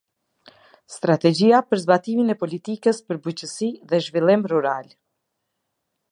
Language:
Albanian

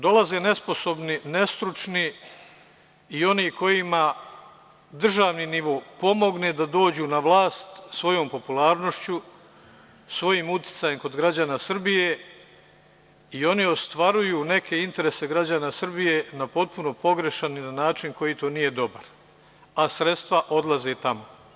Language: Serbian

